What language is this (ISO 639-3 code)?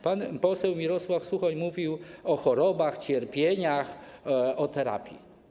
pol